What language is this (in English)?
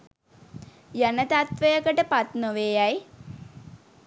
Sinhala